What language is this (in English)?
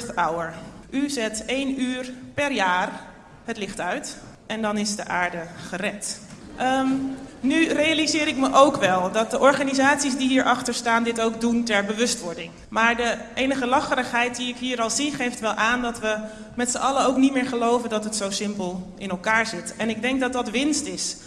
Dutch